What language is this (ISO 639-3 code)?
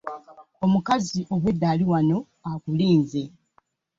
lug